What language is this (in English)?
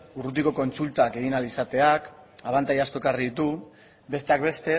Basque